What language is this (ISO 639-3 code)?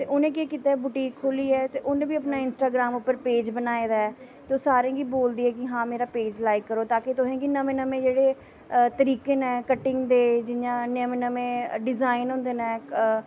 doi